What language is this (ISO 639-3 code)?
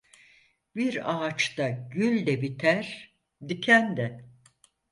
tur